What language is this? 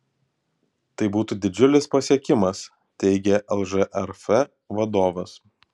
Lithuanian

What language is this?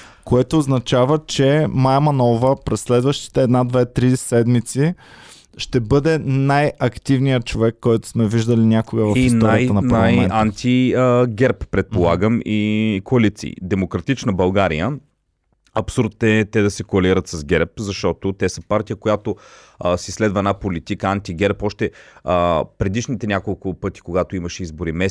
Bulgarian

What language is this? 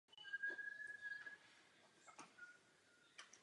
Czech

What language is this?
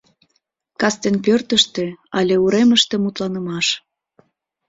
Mari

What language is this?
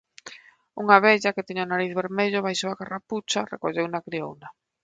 Galician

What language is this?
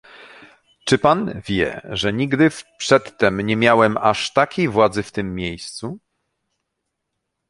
Polish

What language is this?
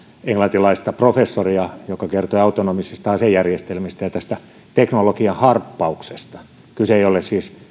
Finnish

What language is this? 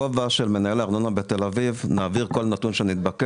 Hebrew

